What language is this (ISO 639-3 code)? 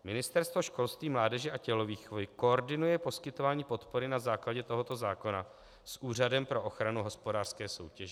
ces